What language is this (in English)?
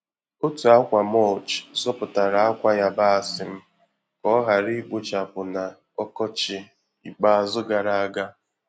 Igbo